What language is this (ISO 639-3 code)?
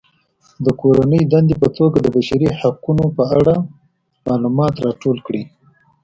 pus